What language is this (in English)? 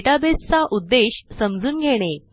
Marathi